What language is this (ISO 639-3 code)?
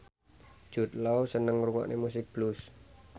jav